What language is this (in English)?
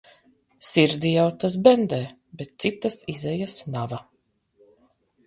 Latvian